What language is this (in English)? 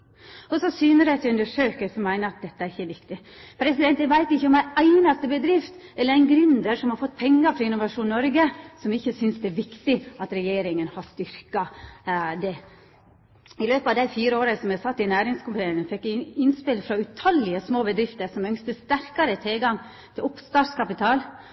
Norwegian Nynorsk